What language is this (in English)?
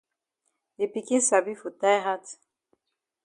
Cameroon Pidgin